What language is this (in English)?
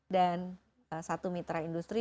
Indonesian